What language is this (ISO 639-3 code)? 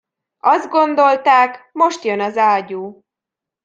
hun